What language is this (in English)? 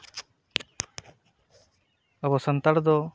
Santali